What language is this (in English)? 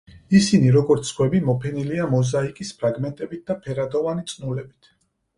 Georgian